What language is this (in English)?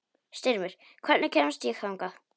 Icelandic